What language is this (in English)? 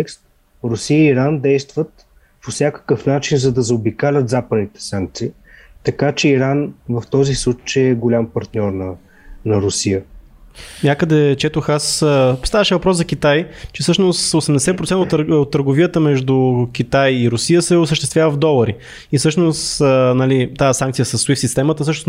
Bulgarian